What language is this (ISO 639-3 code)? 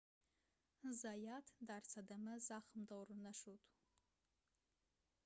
tgk